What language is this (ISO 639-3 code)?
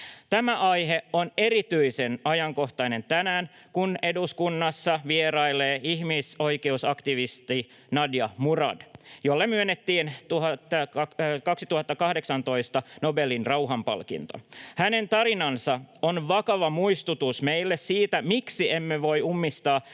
fin